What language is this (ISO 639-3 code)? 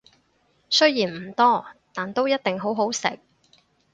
yue